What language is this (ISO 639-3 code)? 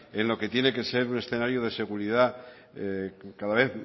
spa